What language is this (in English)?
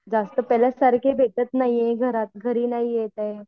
Marathi